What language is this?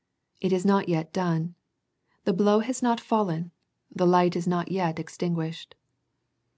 English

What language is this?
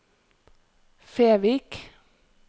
Norwegian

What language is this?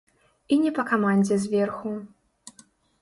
Belarusian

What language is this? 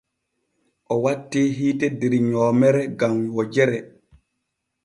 Borgu Fulfulde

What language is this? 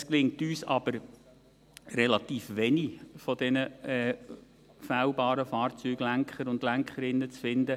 Swiss German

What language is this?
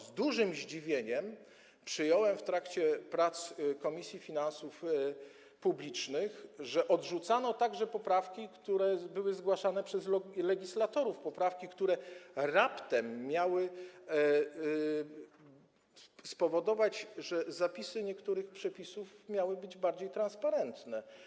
Polish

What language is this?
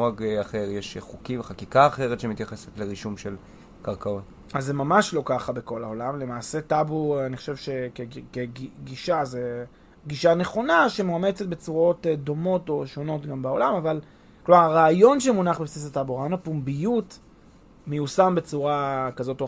Hebrew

